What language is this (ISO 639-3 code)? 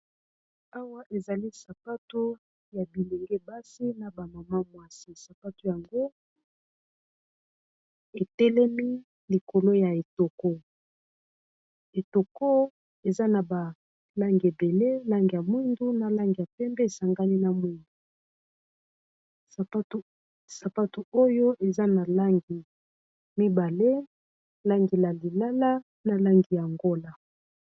lin